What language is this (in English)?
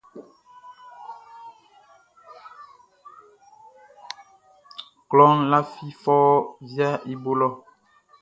Baoulé